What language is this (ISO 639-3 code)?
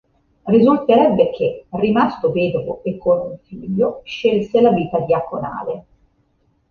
ita